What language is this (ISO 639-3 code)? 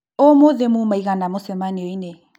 kik